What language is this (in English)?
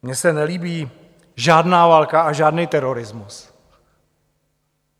Czech